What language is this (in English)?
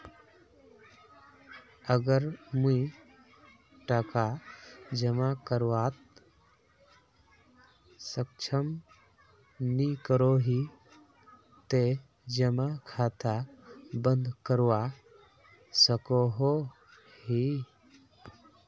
Magahi